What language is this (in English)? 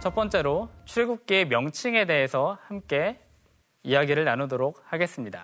Korean